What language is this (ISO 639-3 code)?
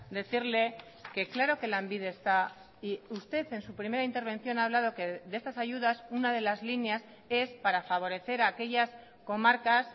spa